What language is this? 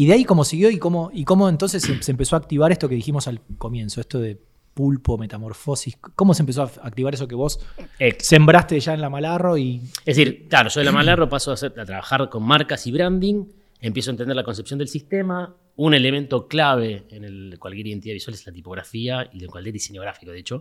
Spanish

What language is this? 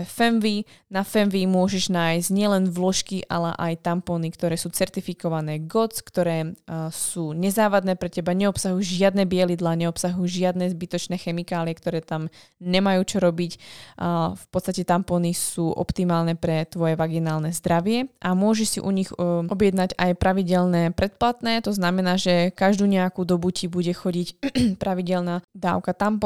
Slovak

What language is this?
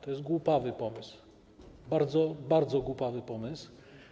Polish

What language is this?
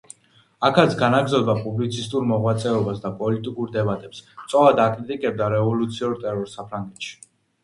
Georgian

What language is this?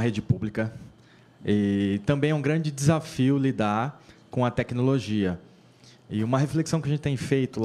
Portuguese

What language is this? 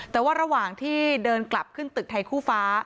Thai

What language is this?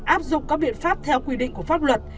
Vietnamese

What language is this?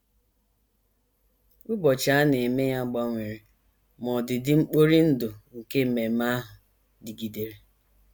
Igbo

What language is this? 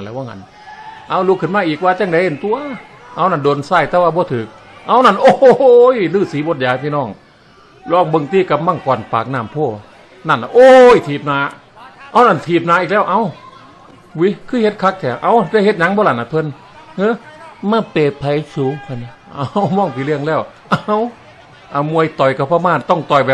Thai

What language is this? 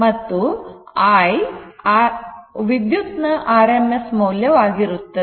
Kannada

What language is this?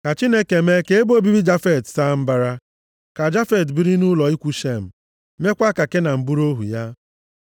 Igbo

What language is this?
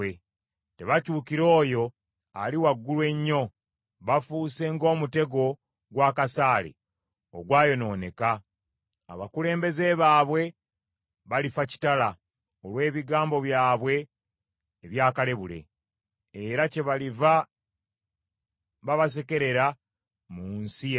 Ganda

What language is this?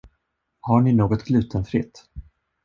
Swedish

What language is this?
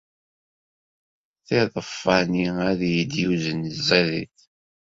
Kabyle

